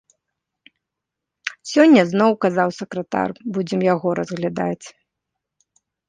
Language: Belarusian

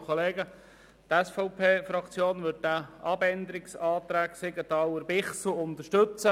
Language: Swiss German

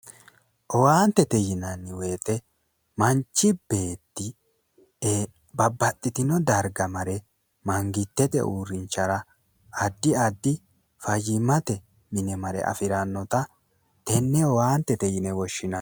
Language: Sidamo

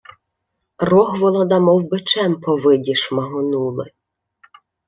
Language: Ukrainian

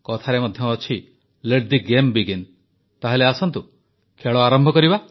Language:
Odia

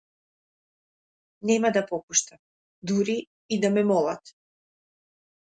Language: Macedonian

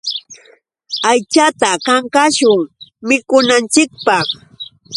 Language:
Yauyos Quechua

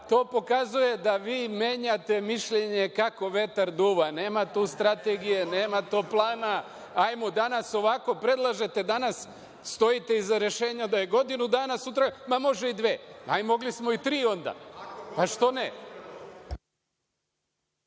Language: Serbian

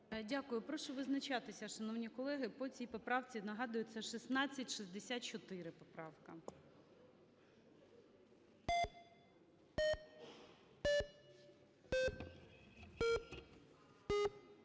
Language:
Ukrainian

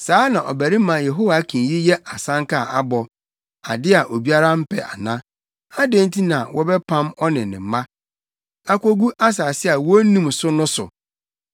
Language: Akan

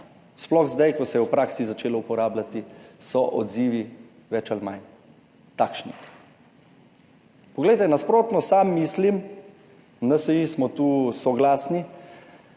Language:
Slovenian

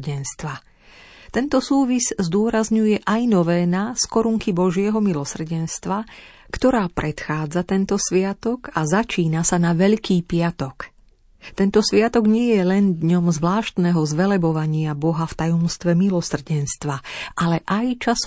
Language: Slovak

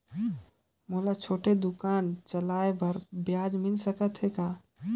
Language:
Chhattisgarhi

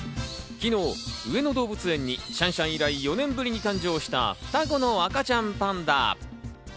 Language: Japanese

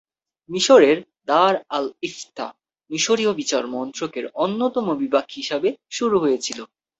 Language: Bangla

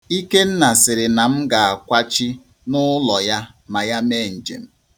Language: Igbo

